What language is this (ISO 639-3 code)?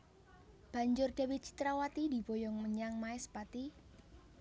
jav